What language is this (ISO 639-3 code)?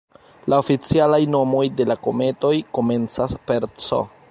epo